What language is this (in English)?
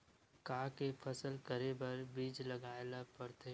Chhattisgarhi